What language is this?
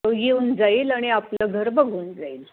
Marathi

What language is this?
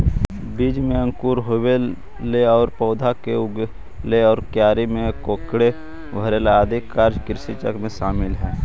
Magahi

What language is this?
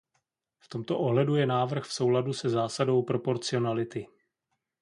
Czech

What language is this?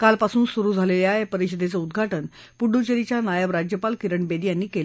Marathi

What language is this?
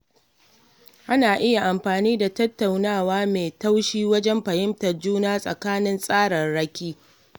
Hausa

